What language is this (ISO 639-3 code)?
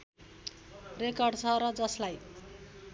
nep